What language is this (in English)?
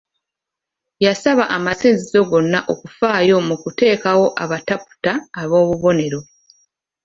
Ganda